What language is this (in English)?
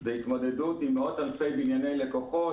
Hebrew